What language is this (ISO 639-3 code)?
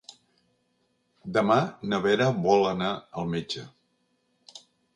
cat